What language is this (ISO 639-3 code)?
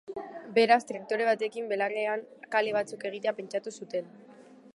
eus